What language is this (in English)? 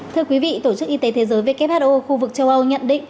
Vietnamese